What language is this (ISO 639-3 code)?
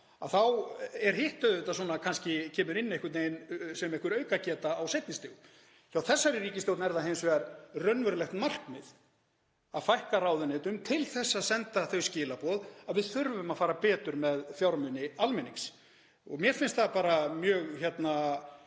isl